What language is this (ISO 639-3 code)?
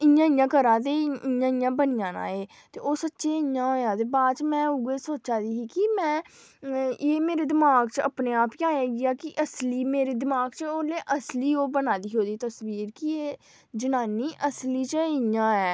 doi